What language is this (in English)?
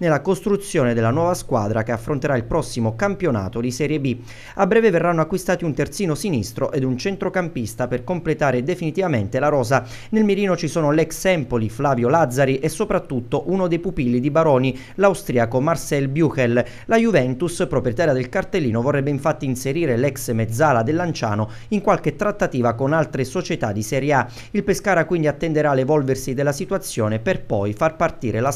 Italian